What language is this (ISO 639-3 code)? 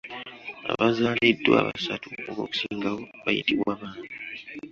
lug